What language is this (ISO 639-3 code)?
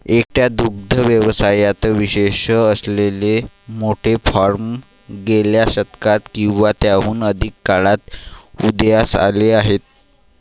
mar